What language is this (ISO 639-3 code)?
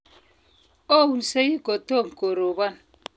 kln